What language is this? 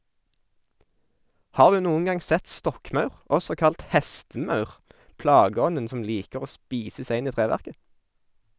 Norwegian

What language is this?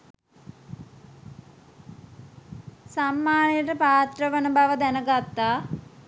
Sinhala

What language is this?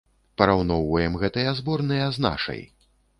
Belarusian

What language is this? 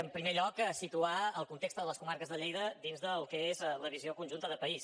Catalan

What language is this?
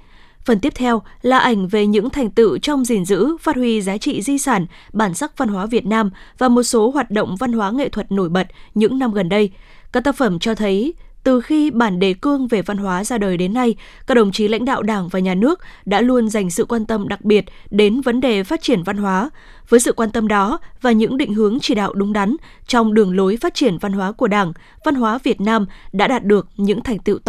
Vietnamese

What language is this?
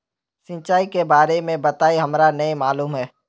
Magahi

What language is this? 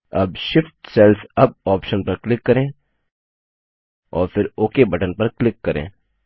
Hindi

